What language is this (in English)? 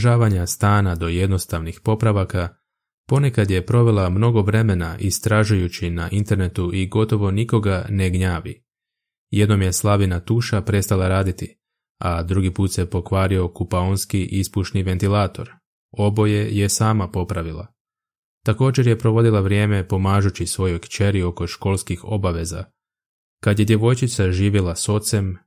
Croatian